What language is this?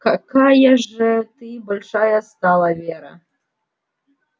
Russian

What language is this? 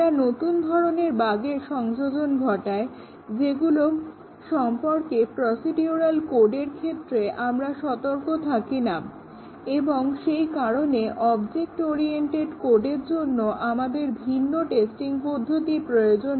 Bangla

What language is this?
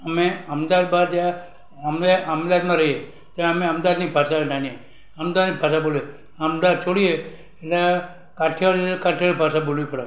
Gujarati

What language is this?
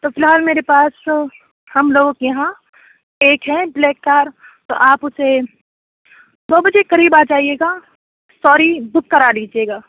Urdu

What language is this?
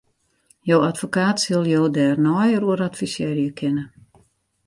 Western Frisian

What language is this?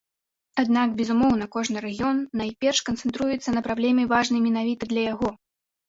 Belarusian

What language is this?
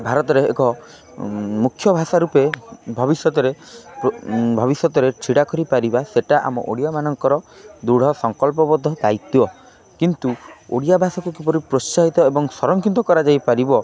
Odia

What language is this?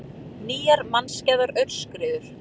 Icelandic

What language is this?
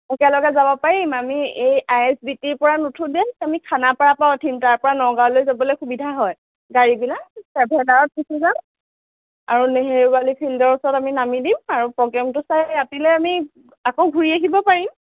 Assamese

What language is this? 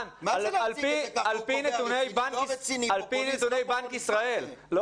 Hebrew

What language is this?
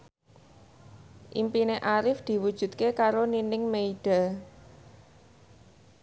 Javanese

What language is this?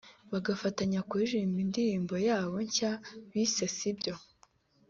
Kinyarwanda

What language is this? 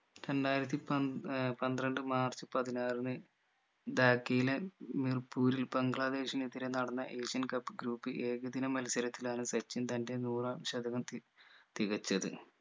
Malayalam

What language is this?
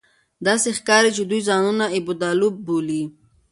Pashto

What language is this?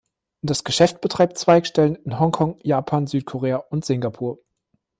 German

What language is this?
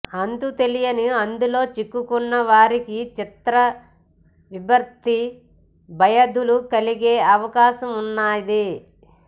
Telugu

